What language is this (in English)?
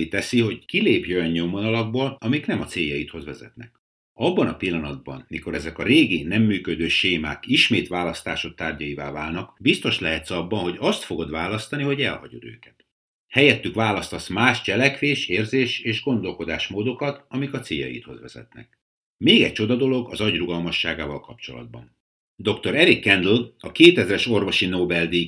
Hungarian